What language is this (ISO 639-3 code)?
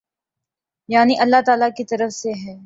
urd